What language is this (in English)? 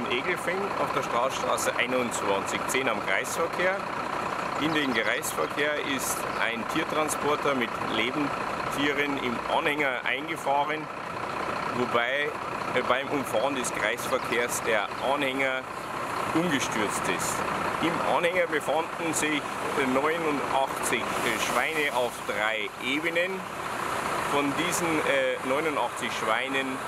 German